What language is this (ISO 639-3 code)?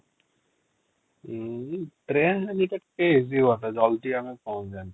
ori